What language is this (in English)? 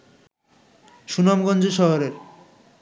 Bangla